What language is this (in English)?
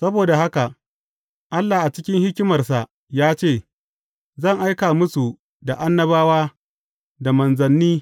Hausa